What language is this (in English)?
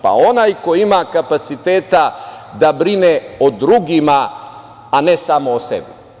Serbian